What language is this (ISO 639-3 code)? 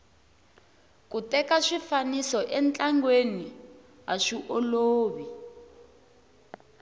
tso